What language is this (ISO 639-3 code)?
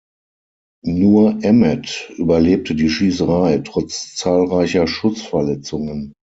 deu